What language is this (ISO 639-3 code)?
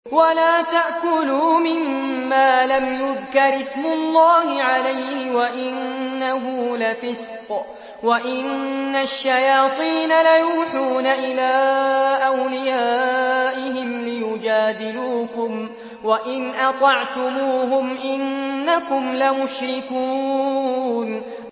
ara